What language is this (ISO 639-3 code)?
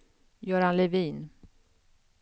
swe